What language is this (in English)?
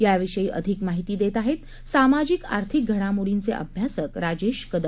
Marathi